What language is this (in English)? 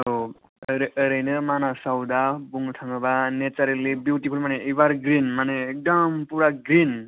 Bodo